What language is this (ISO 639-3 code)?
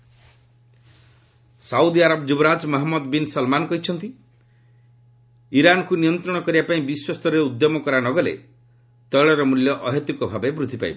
ori